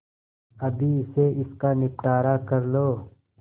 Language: Hindi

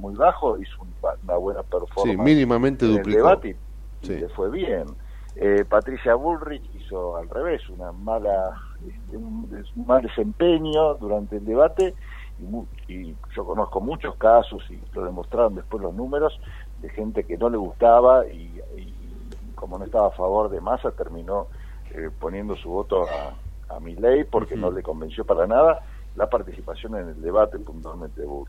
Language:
Spanish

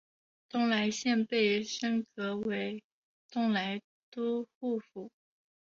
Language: Chinese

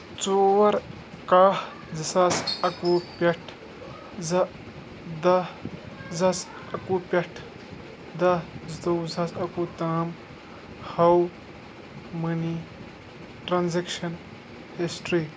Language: Kashmiri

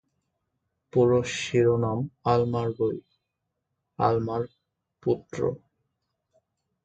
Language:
Bangla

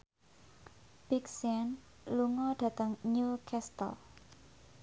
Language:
Javanese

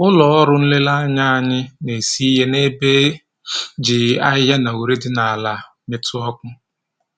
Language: Igbo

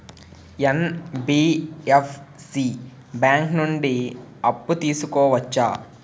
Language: Telugu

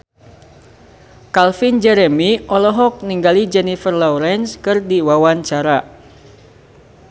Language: Sundanese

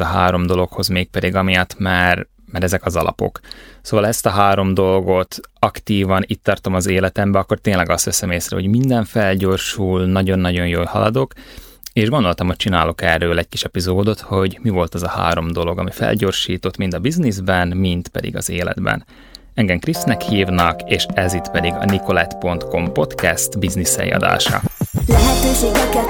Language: Hungarian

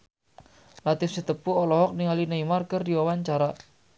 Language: Sundanese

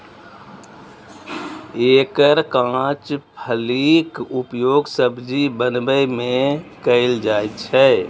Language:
Maithili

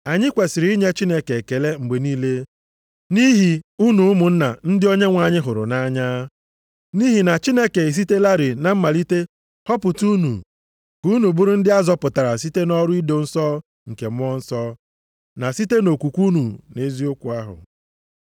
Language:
Igbo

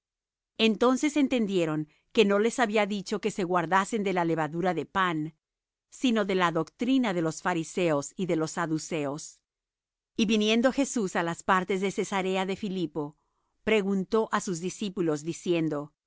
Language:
Spanish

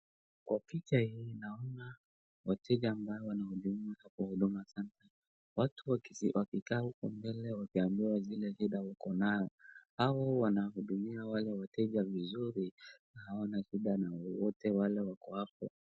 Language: Swahili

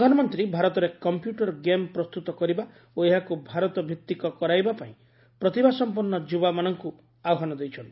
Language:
Odia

